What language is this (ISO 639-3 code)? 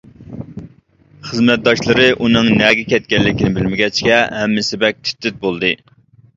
uig